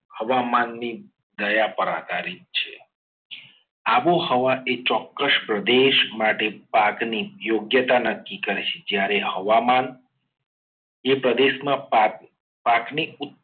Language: Gujarati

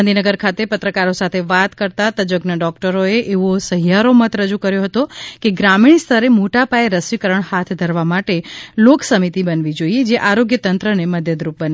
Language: Gujarati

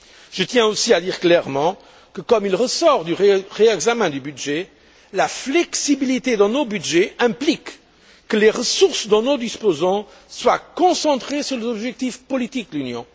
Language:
French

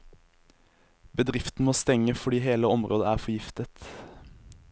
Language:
Norwegian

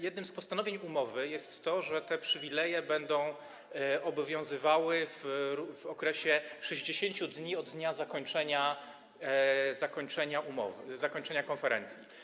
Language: Polish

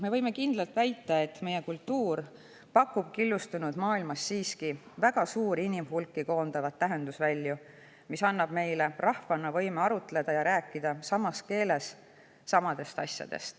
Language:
Estonian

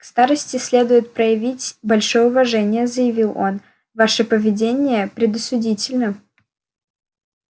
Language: Russian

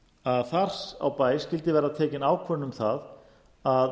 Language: Icelandic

